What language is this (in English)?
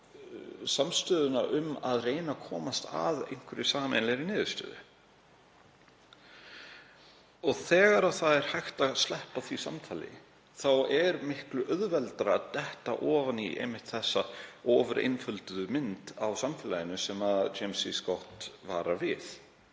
Icelandic